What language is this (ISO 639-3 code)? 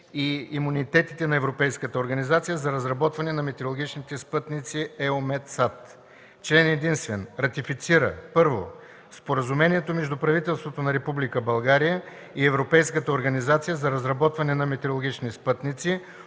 bul